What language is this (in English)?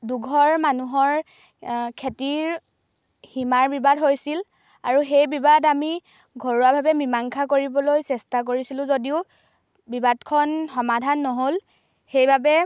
Assamese